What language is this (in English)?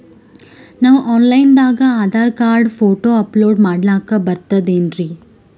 Kannada